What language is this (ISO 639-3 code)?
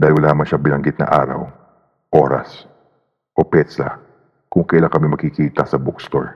fil